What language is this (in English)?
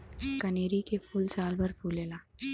Bhojpuri